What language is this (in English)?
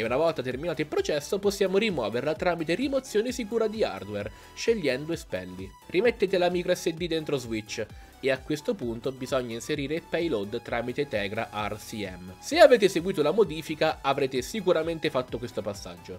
Italian